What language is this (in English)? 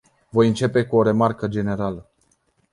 Romanian